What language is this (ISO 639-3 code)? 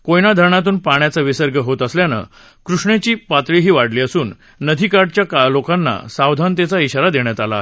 mar